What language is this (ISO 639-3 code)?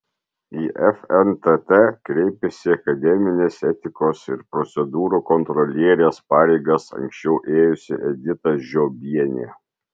lit